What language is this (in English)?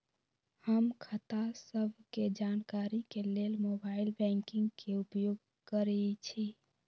Magahi